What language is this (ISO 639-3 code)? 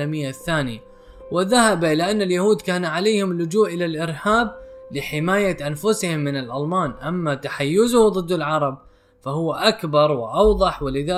ara